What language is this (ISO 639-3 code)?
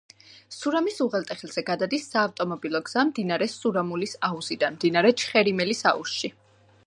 kat